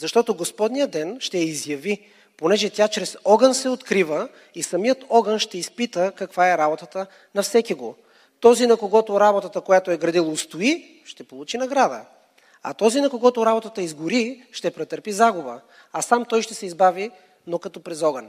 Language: Bulgarian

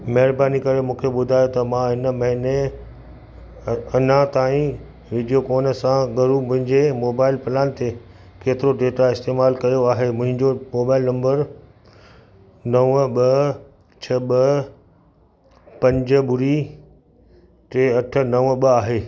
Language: Sindhi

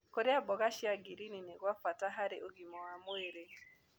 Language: Kikuyu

